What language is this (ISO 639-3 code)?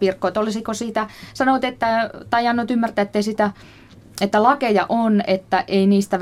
fin